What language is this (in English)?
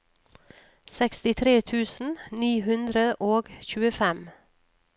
Norwegian